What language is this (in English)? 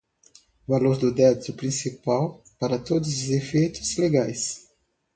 Portuguese